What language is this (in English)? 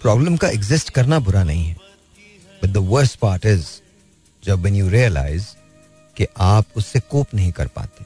Hindi